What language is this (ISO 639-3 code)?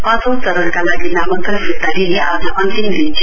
nep